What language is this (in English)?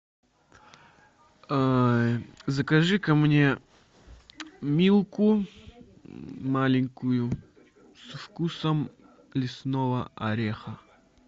Russian